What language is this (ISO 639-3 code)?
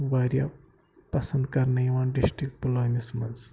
kas